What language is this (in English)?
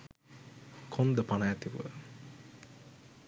Sinhala